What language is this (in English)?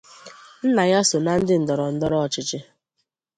Igbo